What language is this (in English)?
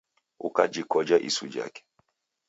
Taita